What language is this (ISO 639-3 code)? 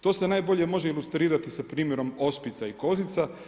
hrv